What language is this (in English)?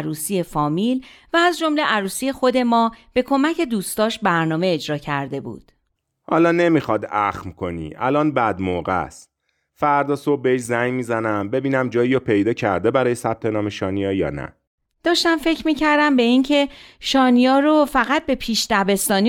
Persian